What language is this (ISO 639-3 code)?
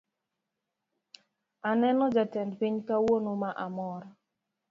luo